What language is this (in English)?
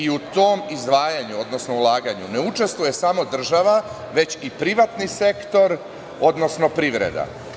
Serbian